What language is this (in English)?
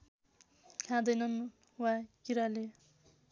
Nepali